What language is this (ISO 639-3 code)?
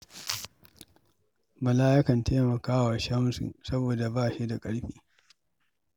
hau